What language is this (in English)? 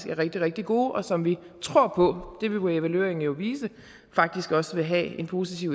Danish